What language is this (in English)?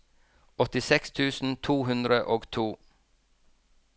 Norwegian